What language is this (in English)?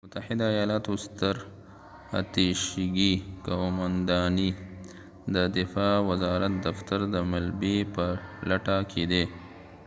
Pashto